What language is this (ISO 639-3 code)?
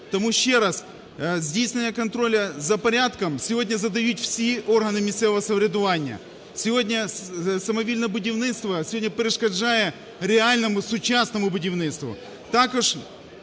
ukr